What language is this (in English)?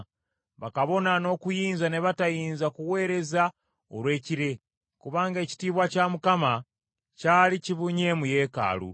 Ganda